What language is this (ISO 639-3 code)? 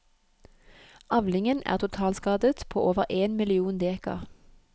nor